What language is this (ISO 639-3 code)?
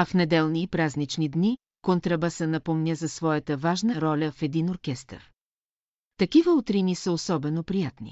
bul